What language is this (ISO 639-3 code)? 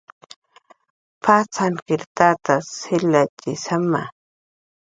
jqr